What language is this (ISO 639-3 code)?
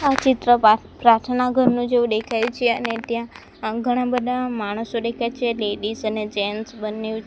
guj